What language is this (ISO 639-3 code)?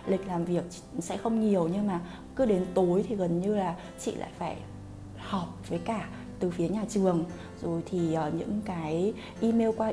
vie